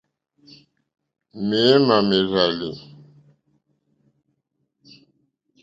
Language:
Mokpwe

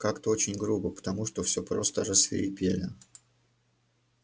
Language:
Russian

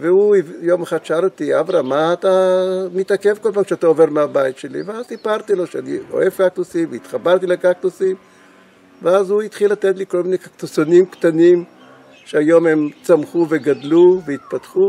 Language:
Hebrew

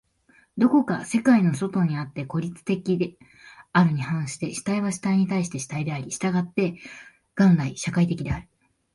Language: Japanese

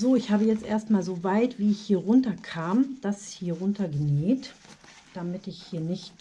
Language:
German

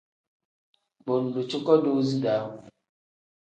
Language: Tem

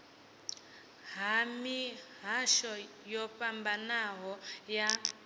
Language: Venda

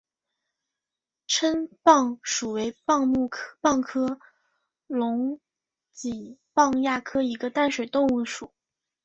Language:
Chinese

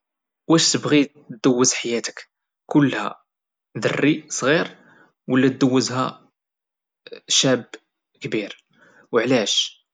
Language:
Moroccan Arabic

